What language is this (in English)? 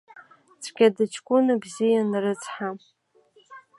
Abkhazian